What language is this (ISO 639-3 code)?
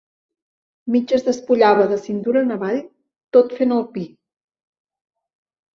cat